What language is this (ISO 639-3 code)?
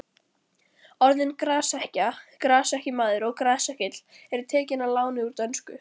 isl